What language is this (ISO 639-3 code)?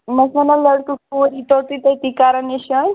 kas